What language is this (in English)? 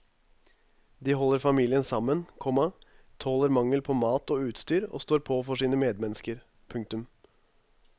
Norwegian